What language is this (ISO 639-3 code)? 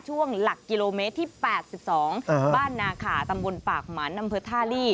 tha